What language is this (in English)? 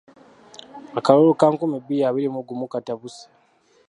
Ganda